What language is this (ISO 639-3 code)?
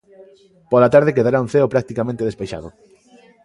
glg